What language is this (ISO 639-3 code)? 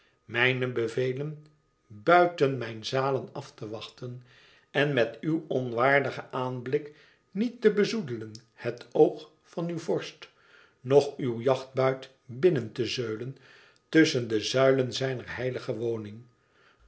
nld